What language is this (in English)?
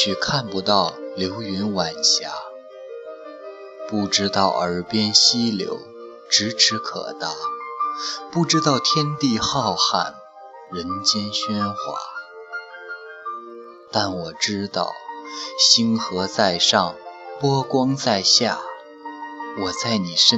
Chinese